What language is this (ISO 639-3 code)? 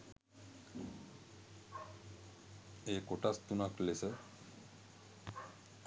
sin